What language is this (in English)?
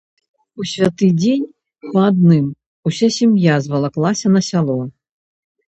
Belarusian